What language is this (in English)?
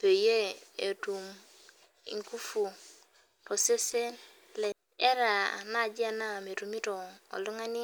Masai